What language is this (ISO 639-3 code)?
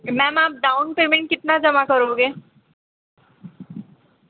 hin